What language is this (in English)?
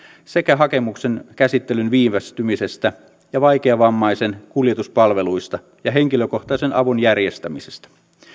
Finnish